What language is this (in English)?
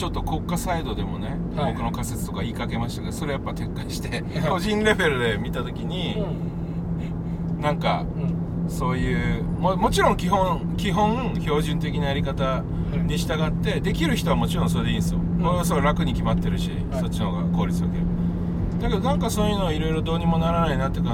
Japanese